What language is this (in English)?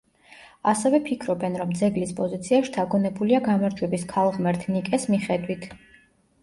Georgian